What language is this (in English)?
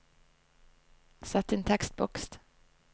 Norwegian